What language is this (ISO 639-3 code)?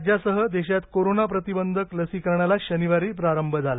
mar